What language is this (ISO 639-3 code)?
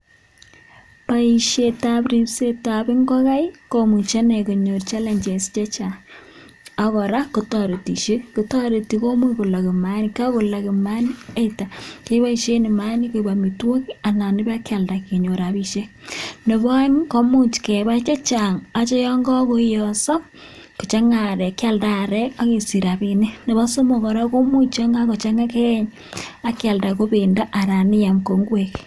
kln